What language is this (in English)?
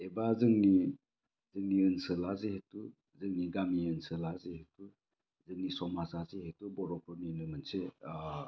Bodo